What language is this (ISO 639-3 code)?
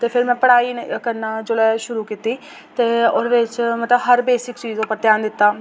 doi